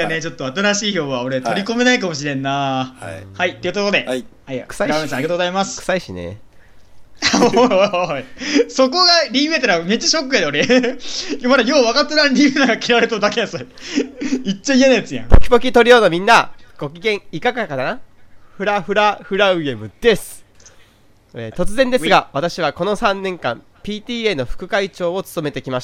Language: Japanese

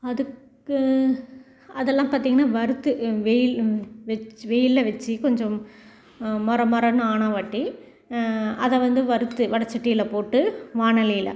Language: Tamil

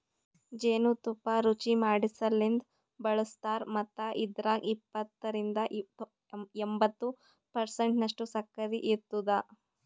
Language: Kannada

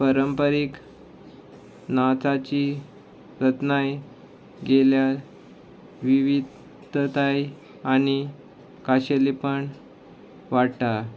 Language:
Konkani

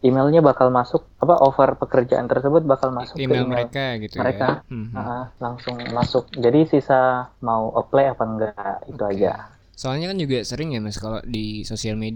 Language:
Indonesian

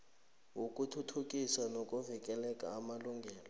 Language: South Ndebele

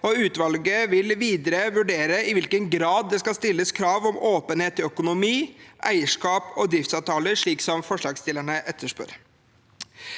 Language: Norwegian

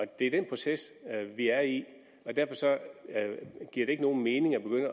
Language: Danish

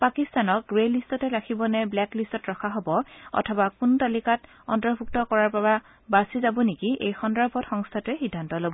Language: Assamese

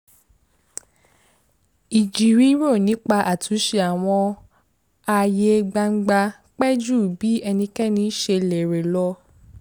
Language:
Yoruba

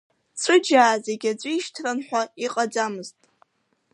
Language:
Abkhazian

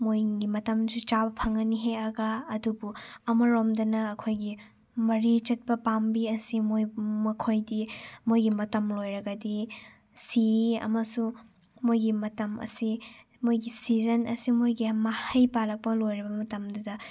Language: Manipuri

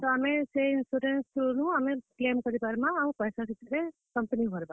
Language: Odia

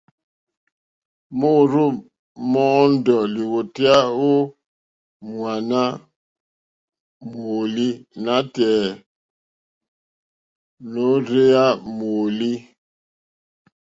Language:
Mokpwe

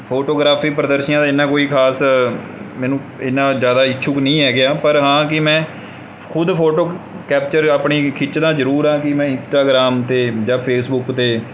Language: Punjabi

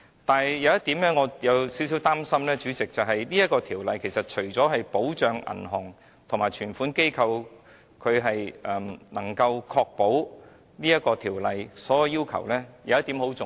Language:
Cantonese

